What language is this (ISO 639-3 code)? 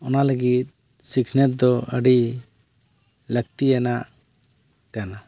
sat